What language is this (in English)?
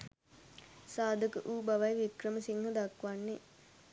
Sinhala